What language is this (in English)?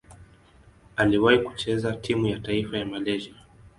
Swahili